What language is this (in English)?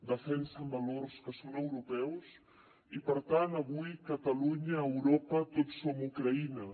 Catalan